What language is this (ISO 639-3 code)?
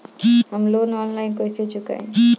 bho